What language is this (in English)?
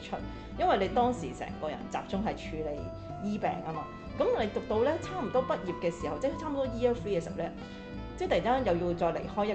Chinese